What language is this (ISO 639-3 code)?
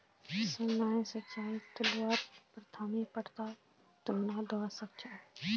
mag